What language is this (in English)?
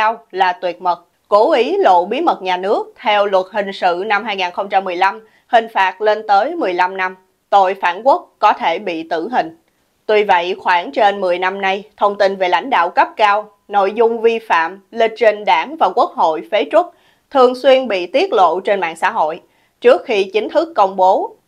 Vietnamese